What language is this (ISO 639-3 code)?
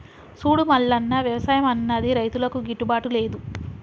tel